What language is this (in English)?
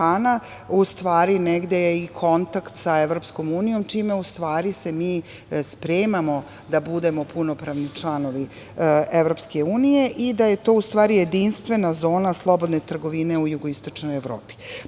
Serbian